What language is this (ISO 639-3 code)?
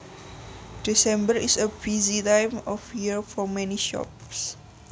jav